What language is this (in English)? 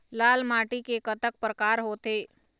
Chhattisgarhi